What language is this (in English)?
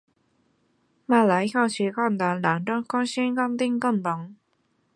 Chinese